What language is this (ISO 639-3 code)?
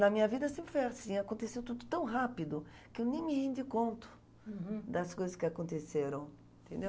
por